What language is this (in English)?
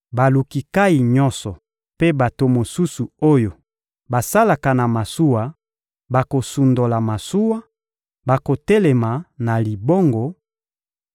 Lingala